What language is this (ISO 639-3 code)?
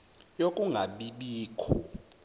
zul